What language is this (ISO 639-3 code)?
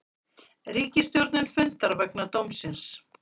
isl